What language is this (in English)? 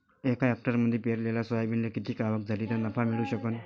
Marathi